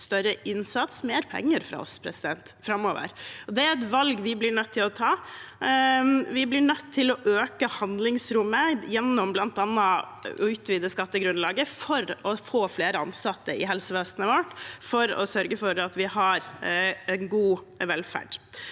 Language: Norwegian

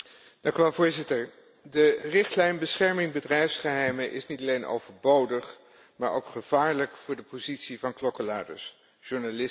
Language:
Dutch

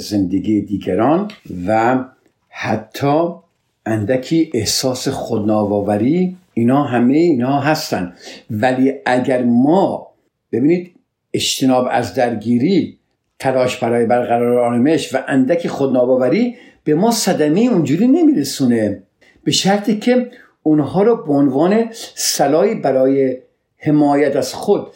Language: Persian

